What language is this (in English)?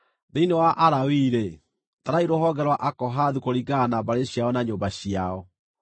Kikuyu